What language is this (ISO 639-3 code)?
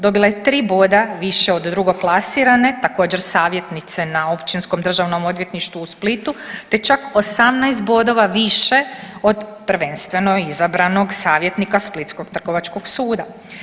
hrv